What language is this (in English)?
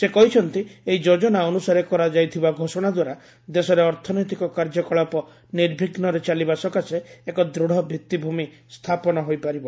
Odia